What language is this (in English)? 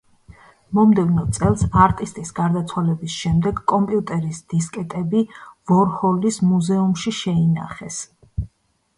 Georgian